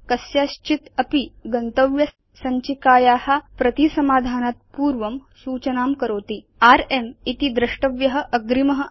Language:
Sanskrit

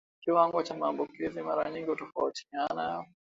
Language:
Swahili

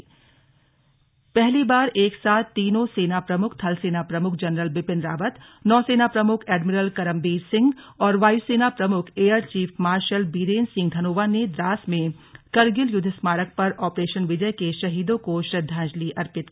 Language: Hindi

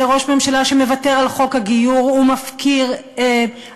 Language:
Hebrew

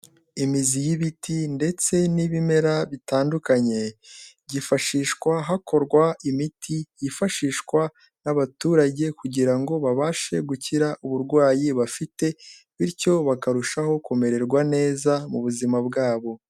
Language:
Kinyarwanda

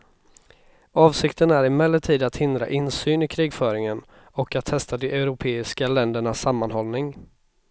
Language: Swedish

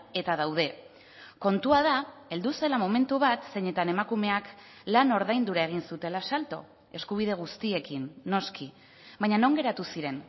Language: Basque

